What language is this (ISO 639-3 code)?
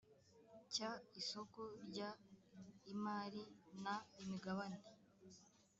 kin